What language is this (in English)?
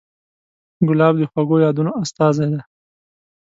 Pashto